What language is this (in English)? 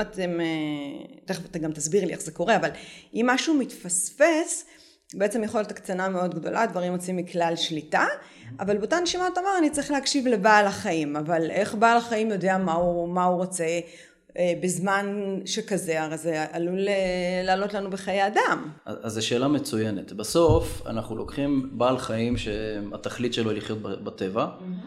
Hebrew